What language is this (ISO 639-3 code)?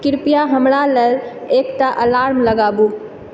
mai